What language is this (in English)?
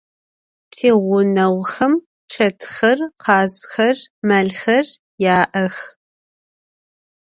Adyghe